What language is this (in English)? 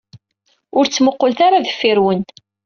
Kabyle